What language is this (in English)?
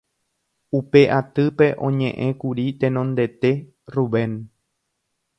Guarani